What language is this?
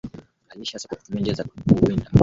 Swahili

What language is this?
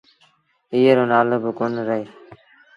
Sindhi Bhil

